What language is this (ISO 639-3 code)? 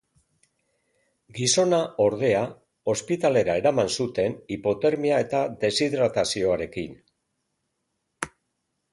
eus